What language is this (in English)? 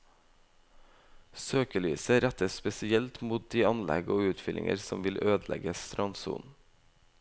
Norwegian